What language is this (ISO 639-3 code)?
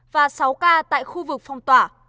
vie